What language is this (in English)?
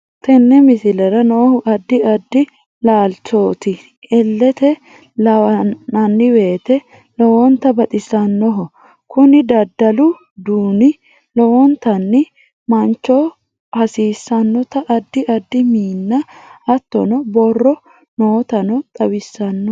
Sidamo